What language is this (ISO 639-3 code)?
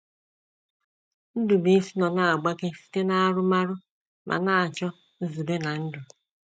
ibo